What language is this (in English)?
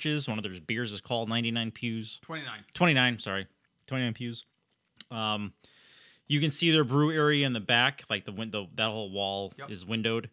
English